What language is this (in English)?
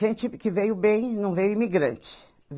Portuguese